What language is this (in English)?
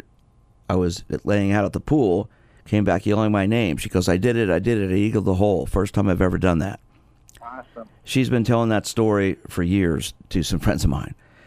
English